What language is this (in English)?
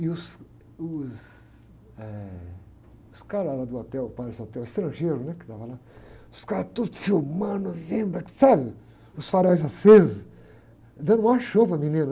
Portuguese